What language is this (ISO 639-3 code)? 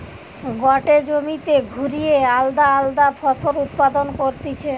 ben